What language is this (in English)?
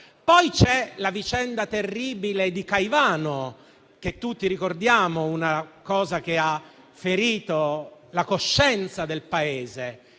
Italian